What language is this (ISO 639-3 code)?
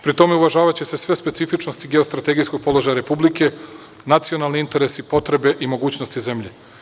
srp